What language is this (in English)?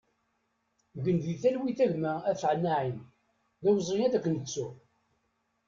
Kabyle